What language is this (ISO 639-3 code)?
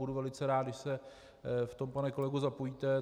ces